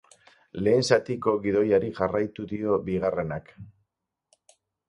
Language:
Basque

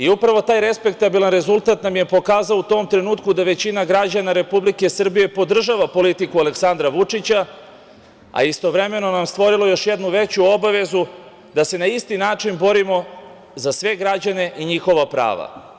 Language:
Serbian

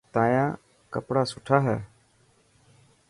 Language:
Dhatki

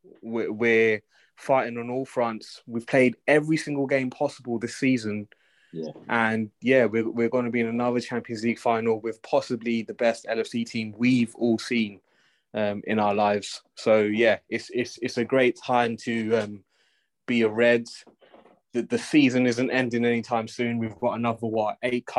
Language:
English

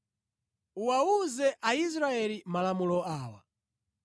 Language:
Nyanja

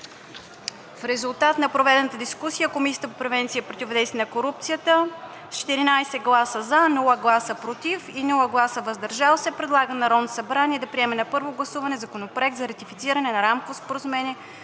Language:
Bulgarian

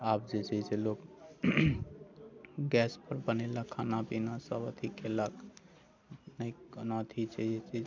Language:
Maithili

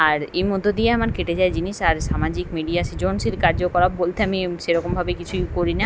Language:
Bangla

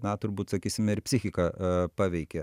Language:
Lithuanian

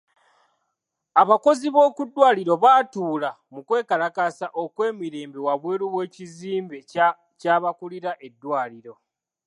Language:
Ganda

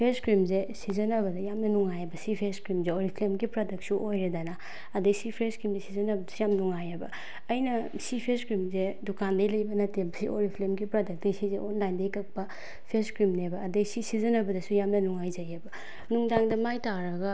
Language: Manipuri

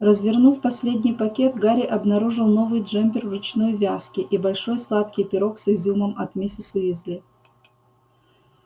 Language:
Russian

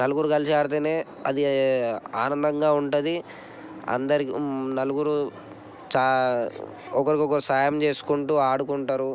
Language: Telugu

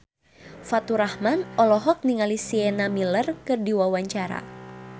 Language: Sundanese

